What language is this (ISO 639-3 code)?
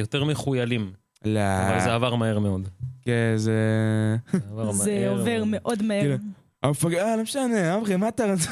heb